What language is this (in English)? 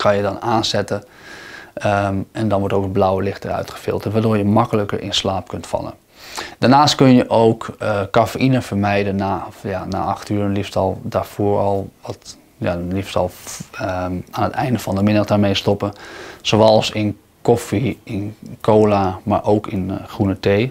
Dutch